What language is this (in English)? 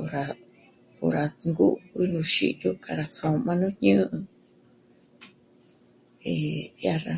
Michoacán Mazahua